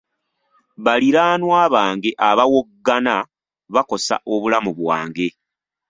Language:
Ganda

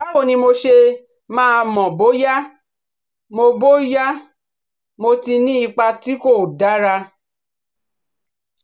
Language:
Yoruba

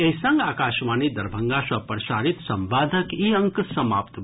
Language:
Maithili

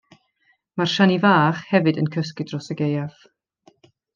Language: Welsh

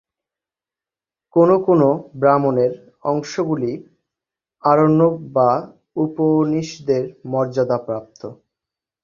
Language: Bangla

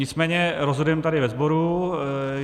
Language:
Czech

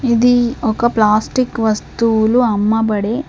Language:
Telugu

